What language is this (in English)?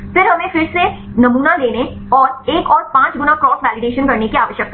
Hindi